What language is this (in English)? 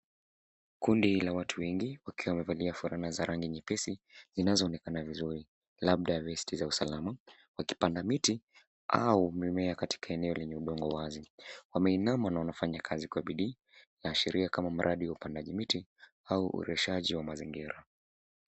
Swahili